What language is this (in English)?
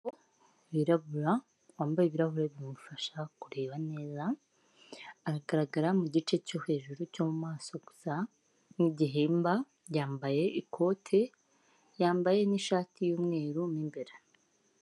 Kinyarwanda